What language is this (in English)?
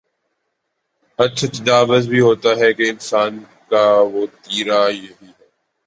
Urdu